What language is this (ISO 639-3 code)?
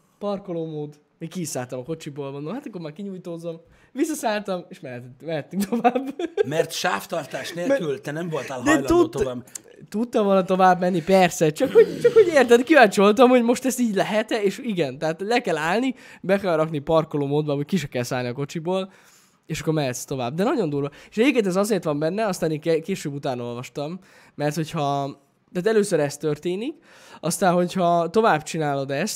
hun